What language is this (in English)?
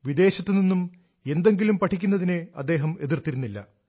Malayalam